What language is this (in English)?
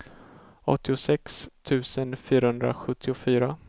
Swedish